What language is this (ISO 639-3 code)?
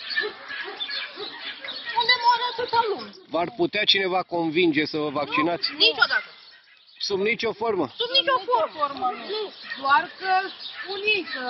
ron